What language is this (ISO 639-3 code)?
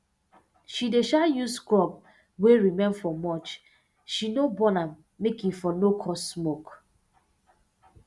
pcm